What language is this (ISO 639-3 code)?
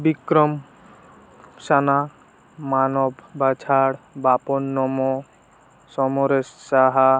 ori